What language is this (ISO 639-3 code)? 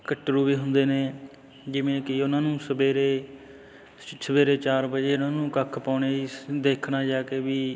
pan